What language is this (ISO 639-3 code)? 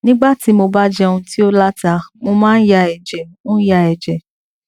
yor